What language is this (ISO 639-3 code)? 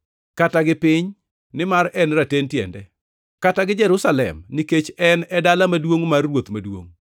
luo